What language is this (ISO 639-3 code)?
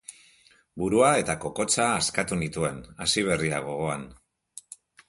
eus